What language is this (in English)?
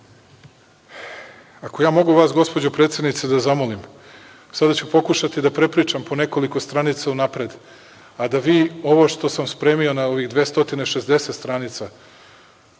Serbian